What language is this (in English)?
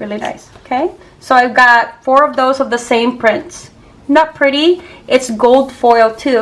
English